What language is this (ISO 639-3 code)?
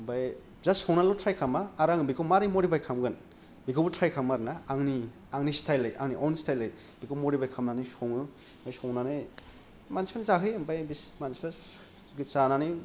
brx